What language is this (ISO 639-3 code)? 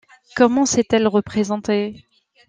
fra